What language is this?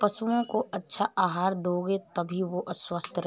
Hindi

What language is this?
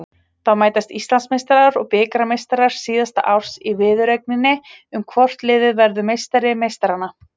Icelandic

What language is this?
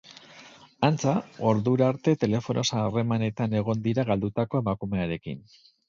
Basque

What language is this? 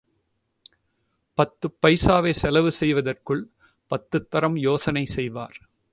Tamil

